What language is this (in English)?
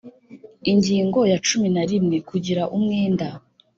Kinyarwanda